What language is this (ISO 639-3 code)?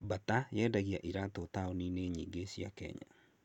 kik